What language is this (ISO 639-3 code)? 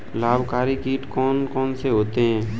hin